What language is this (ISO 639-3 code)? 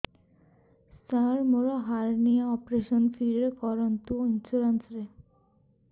ori